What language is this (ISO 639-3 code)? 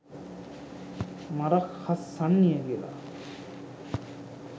sin